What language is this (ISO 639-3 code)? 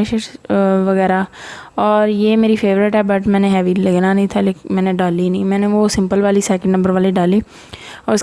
urd